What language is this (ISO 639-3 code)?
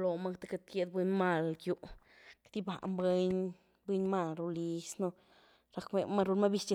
ztu